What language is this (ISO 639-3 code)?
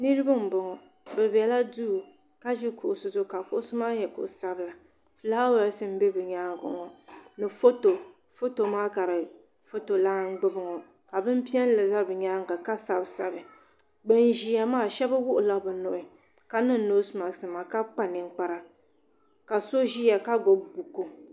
dag